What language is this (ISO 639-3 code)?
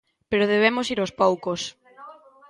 glg